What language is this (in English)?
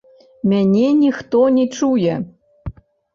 Belarusian